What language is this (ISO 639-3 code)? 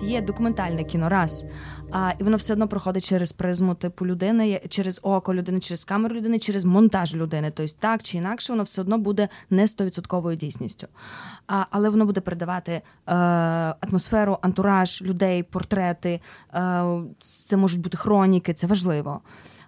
ukr